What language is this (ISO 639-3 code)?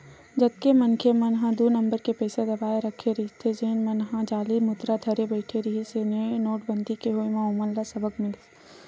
hne